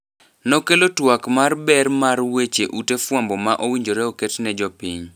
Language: Luo (Kenya and Tanzania)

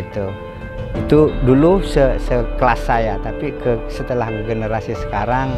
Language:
Indonesian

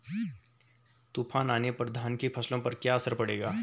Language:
Hindi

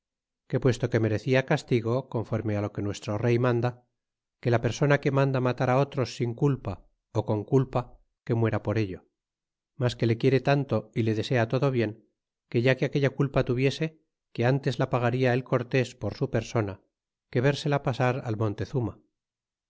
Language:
Spanish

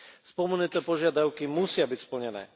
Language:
Slovak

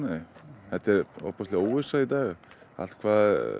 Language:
Icelandic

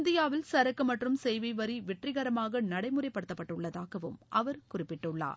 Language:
Tamil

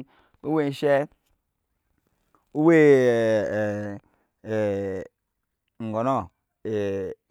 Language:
Nyankpa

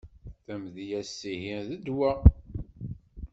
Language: Kabyle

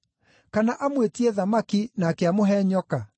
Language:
Kikuyu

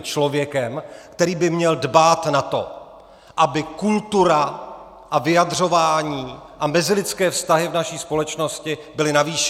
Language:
Czech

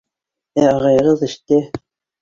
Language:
Bashkir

